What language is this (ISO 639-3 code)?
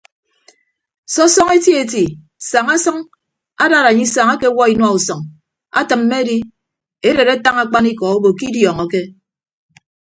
ibb